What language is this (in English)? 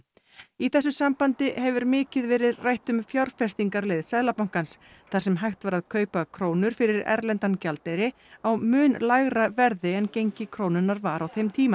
Icelandic